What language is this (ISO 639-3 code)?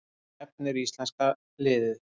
isl